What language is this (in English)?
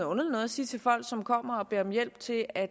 Danish